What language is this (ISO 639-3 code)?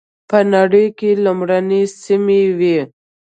pus